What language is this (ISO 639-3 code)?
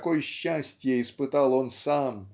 rus